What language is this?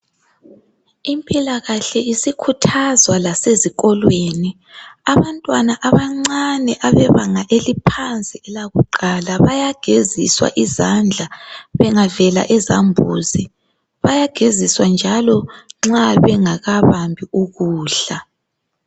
North Ndebele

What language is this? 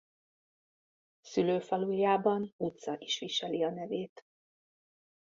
Hungarian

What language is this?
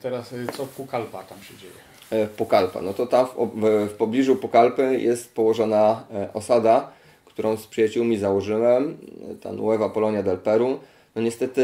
Polish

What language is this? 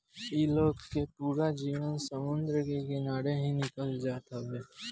Bhojpuri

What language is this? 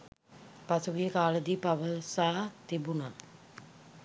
Sinhala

